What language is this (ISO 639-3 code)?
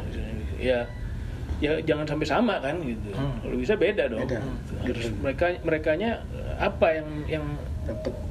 ind